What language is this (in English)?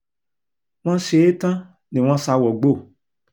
Yoruba